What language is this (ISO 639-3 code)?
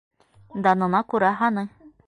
bak